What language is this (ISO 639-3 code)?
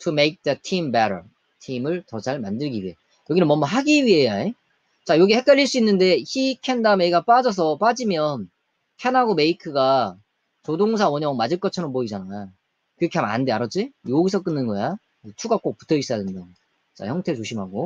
kor